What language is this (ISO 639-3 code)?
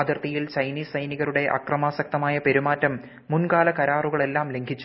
mal